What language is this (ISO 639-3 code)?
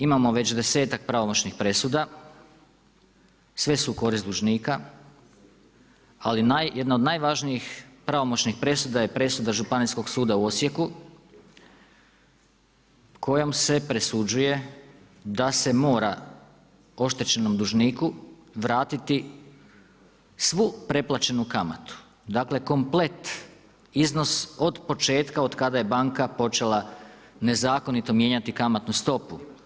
hrv